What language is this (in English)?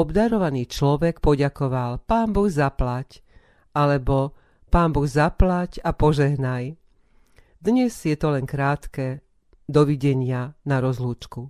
Slovak